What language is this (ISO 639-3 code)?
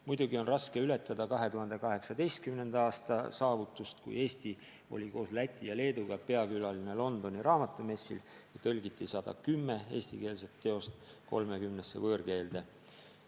est